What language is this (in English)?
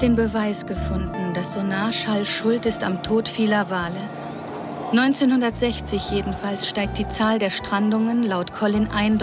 German